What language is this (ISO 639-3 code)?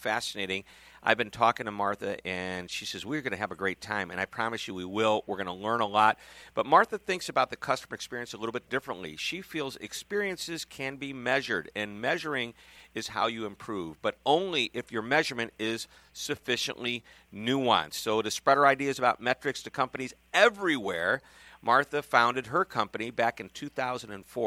eng